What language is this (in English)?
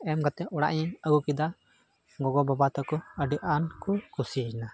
Santali